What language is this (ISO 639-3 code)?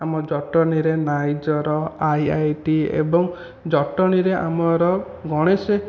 ori